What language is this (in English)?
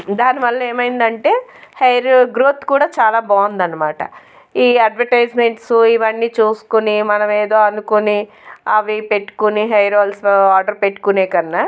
Telugu